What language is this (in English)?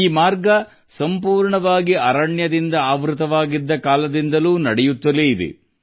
Kannada